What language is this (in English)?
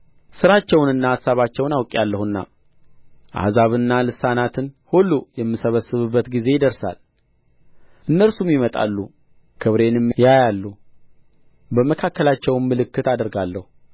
Amharic